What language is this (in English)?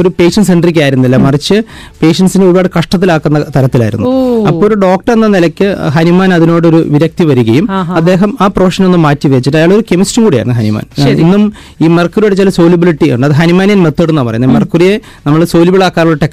Malayalam